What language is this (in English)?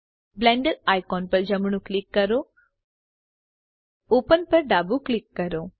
Gujarati